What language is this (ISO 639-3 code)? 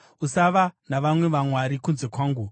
sna